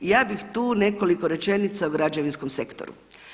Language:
Croatian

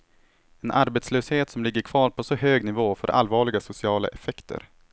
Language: Swedish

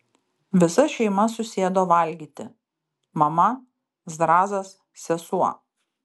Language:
Lithuanian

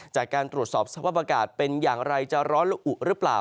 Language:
Thai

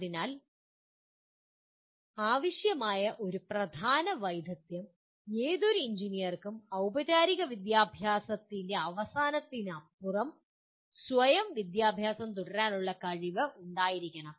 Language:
Malayalam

